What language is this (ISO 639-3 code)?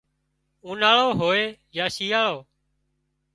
kxp